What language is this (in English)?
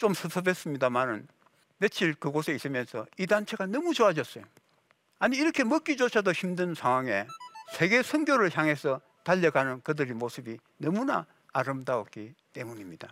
Korean